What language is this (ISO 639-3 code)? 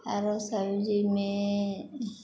mai